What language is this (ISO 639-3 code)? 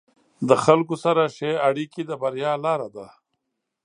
pus